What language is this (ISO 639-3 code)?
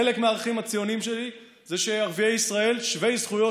heb